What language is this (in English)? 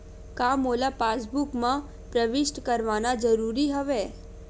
Chhattisgarhi